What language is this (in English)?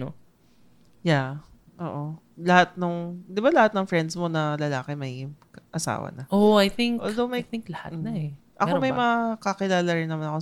Filipino